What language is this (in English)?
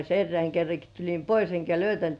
Finnish